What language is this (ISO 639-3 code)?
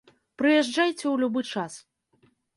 bel